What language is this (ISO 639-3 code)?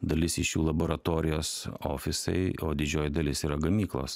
lit